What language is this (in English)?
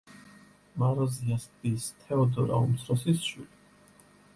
Georgian